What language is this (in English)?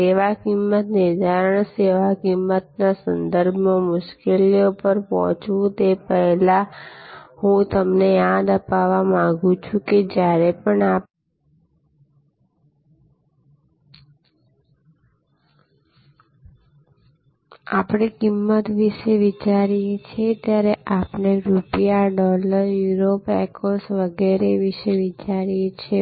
Gujarati